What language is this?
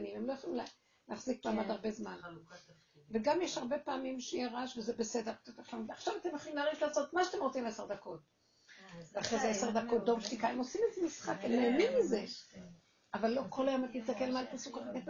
Hebrew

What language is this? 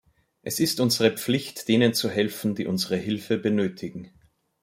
German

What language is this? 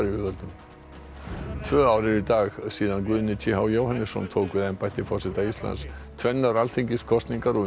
Icelandic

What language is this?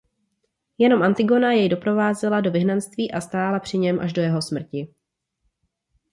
Czech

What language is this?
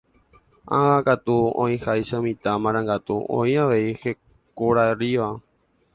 Guarani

